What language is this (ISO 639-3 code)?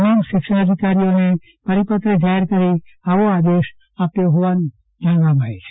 guj